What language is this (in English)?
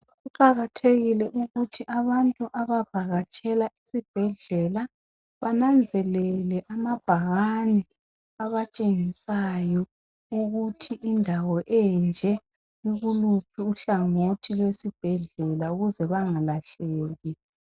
North Ndebele